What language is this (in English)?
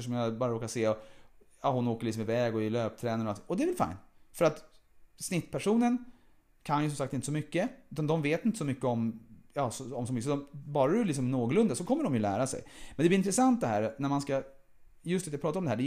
Swedish